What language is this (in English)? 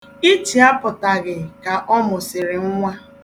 Igbo